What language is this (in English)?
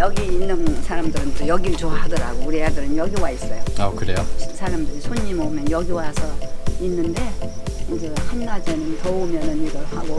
Korean